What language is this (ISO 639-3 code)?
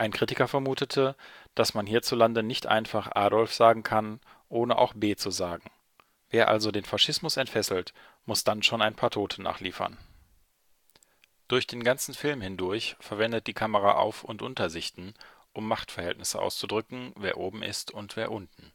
deu